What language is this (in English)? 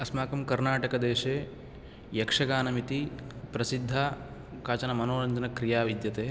Sanskrit